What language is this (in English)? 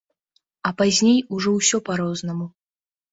Belarusian